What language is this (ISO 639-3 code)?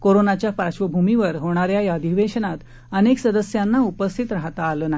mar